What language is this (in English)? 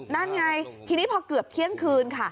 Thai